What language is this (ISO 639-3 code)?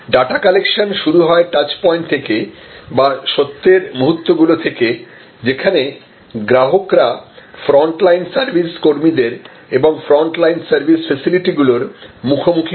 ben